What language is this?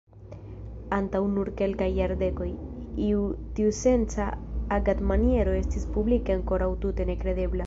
Esperanto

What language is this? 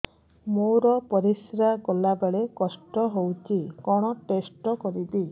Odia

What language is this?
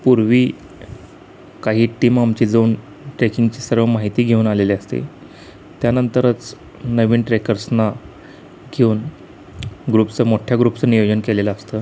Marathi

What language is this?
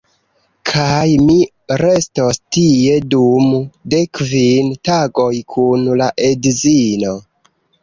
Esperanto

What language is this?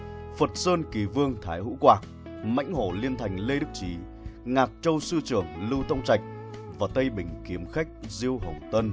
Vietnamese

